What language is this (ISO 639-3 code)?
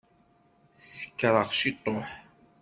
kab